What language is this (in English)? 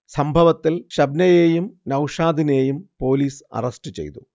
Malayalam